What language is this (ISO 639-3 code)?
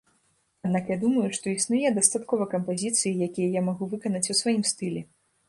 bel